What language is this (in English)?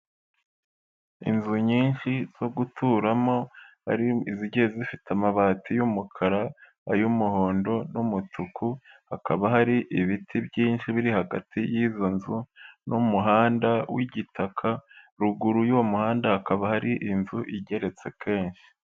Kinyarwanda